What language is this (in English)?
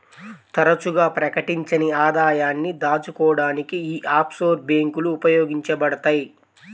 Telugu